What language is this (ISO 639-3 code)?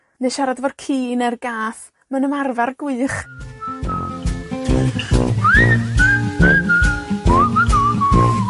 cym